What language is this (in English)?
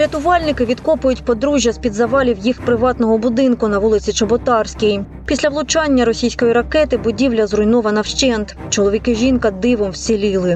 Ukrainian